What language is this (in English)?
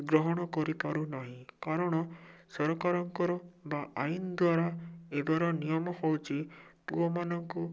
Odia